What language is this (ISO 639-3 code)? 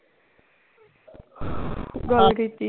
pan